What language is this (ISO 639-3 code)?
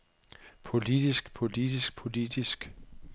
dan